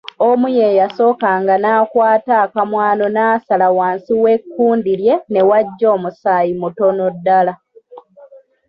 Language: Ganda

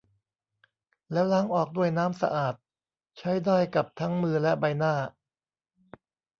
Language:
Thai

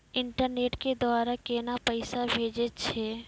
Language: Maithili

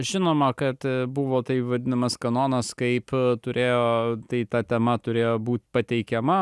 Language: Lithuanian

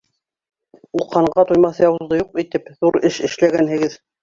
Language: Bashkir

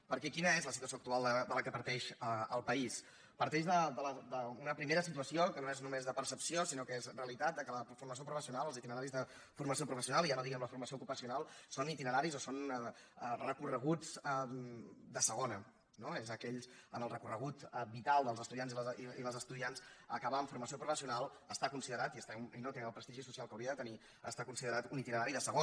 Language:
Catalan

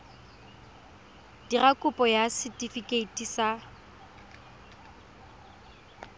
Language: Tswana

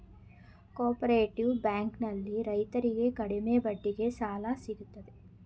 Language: Kannada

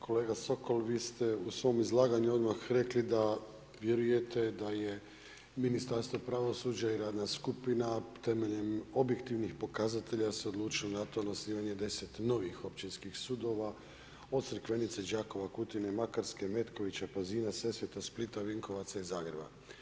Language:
Croatian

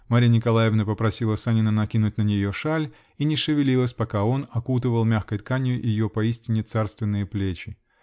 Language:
Russian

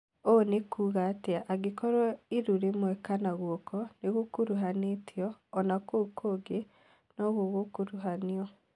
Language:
Kikuyu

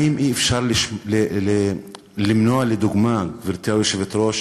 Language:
Hebrew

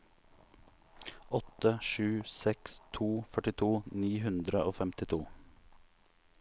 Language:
Norwegian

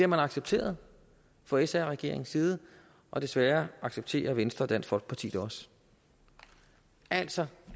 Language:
Danish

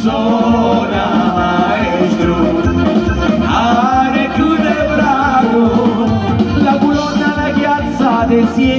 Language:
Romanian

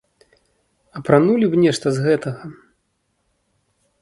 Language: Belarusian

